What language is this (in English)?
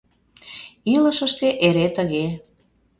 Mari